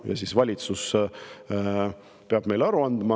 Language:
Estonian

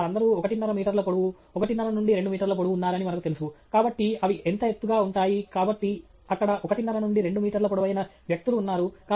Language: Telugu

